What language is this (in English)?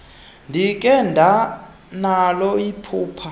Xhosa